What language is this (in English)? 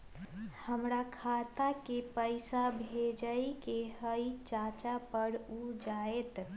Magahi